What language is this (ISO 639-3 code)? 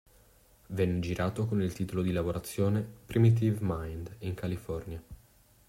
ita